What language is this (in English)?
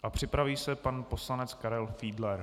Czech